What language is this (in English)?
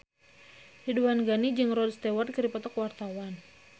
Sundanese